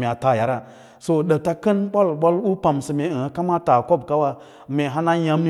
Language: Lala-Roba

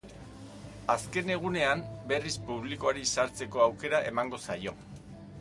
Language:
Basque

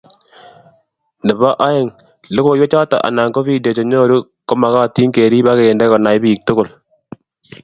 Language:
Kalenjin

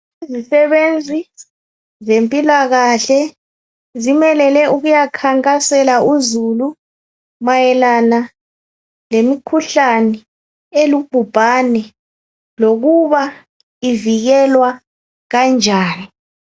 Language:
North Ndebele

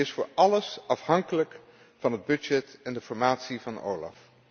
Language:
Dutch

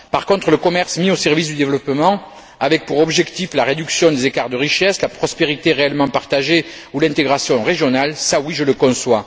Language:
French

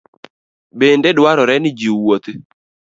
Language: Luo (Kenya and Tanzania)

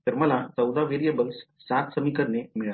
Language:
Marathi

